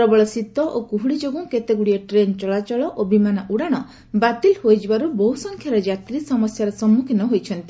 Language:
Odia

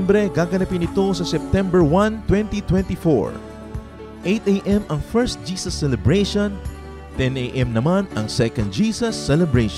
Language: Filipino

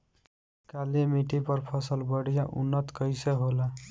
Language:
Bhojpuri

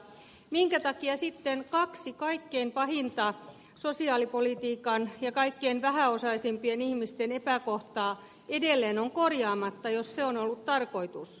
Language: Finnish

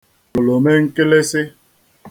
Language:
Igbo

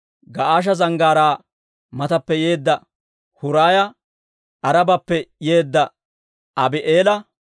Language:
Dawro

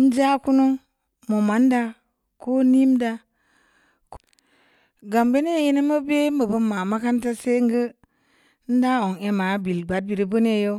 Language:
Samba Leko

